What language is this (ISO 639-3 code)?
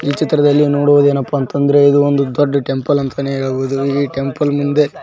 kan